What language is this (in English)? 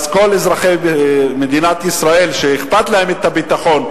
Hebrew